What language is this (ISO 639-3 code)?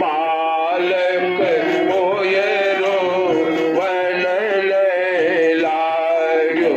hin